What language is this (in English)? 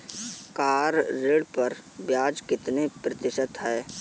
Hindi